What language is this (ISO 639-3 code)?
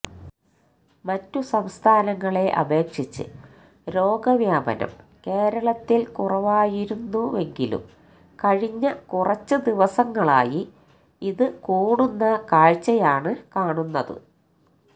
mal